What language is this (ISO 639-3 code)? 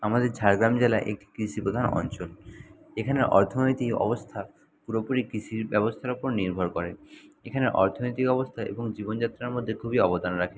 ben